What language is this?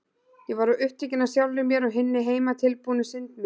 Icelandic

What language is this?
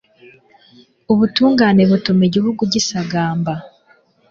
Kinyarwanda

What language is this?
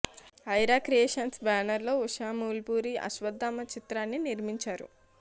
Telugu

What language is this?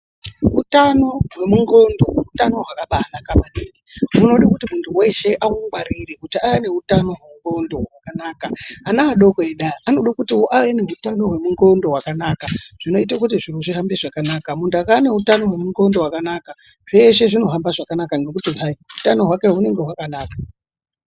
Ndau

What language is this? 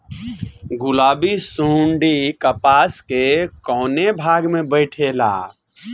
Bhojpuri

